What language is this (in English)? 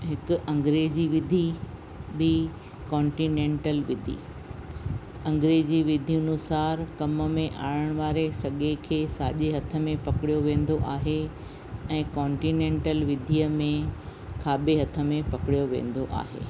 Sindhi